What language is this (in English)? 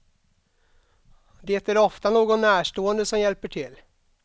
Swedish